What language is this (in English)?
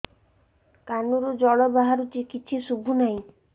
Odia